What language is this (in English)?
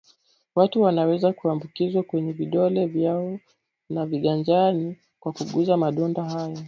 Swahili